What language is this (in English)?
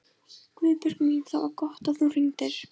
Icelandic